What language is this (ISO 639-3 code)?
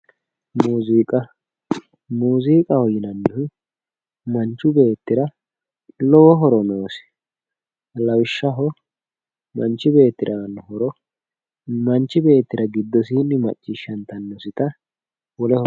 sid